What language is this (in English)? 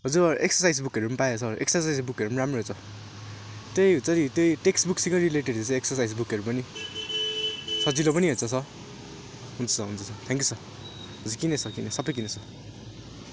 Nepali